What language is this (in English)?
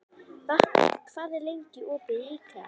Icelandic